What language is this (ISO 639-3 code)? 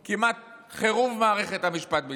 heb